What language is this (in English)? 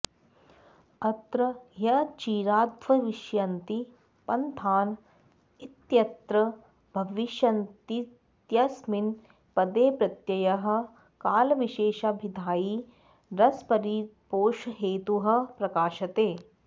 Sanskrit